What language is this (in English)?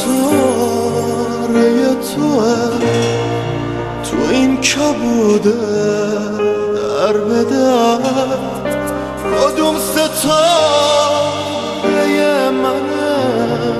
Persian